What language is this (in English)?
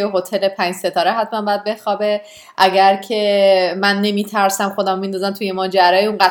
Persian